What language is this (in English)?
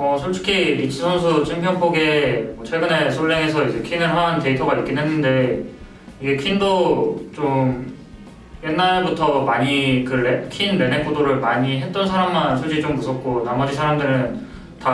Korean